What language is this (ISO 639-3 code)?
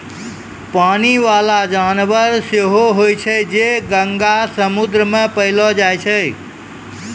mai